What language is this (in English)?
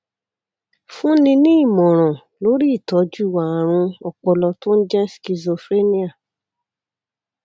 Yoruba